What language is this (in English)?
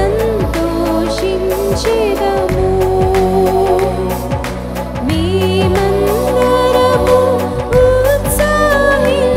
Telugu